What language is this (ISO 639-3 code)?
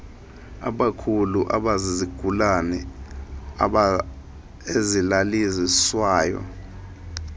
xho